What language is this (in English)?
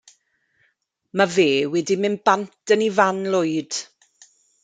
Welsh